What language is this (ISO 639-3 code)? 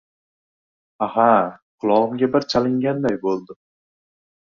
uzb